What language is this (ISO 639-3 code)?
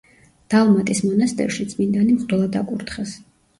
kat